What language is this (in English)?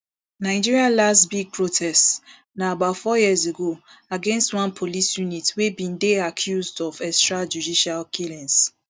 Nigerian Pidgin